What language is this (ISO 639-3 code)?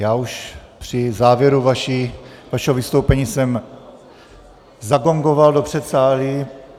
ces